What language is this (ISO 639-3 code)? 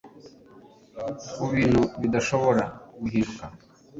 kin